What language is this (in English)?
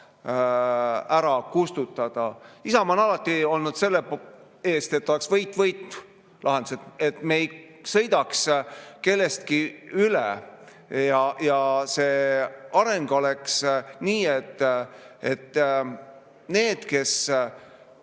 Estonian